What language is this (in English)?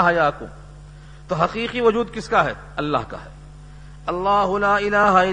Urdu